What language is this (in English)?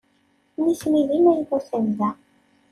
Kabyle